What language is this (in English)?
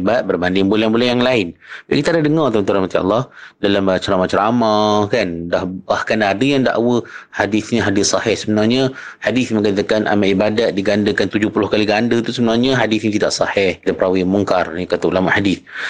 Malay